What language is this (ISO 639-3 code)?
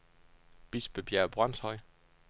dan